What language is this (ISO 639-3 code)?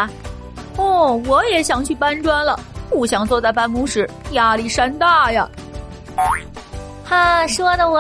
zho